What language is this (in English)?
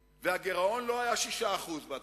Hebrew